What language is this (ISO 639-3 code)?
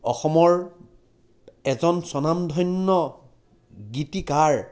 asm